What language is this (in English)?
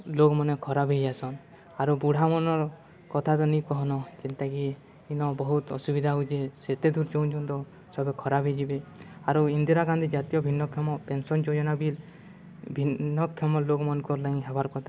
Odia